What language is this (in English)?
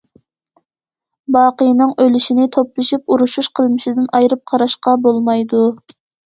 Uyghur